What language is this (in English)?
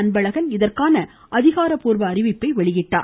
Tamil